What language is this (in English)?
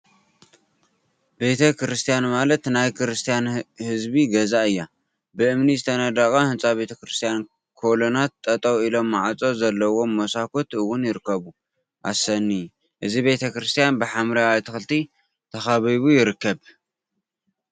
Tigrinya